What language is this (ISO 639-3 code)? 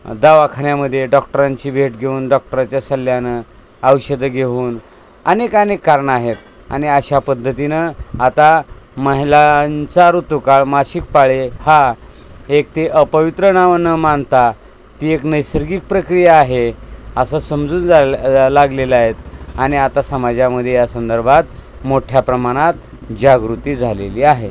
mar